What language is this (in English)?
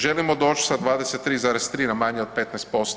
Croatian